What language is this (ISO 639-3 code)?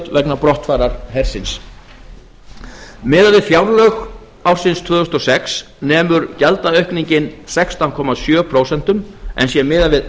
isl